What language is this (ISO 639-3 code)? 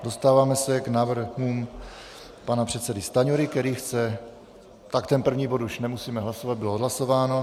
ces